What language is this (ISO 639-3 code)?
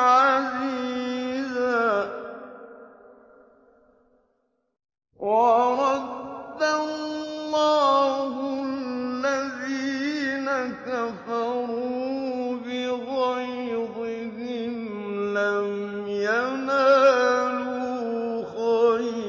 ara